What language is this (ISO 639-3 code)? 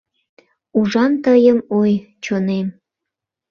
chm